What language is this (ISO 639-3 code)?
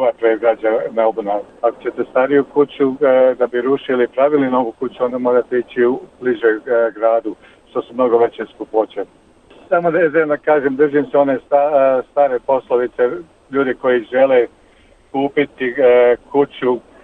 hrv